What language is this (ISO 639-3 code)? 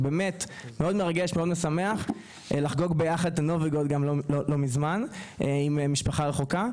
heb